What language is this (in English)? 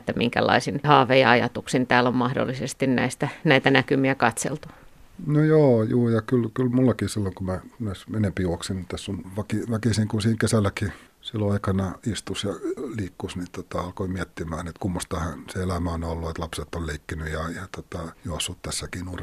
Finnish